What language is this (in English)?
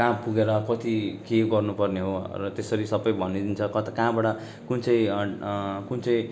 Nepali